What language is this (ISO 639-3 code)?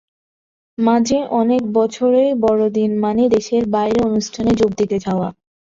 ben